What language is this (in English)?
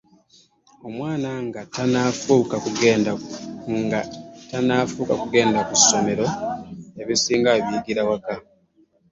Ganda